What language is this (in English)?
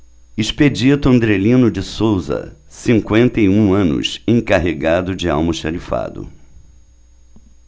Portuguese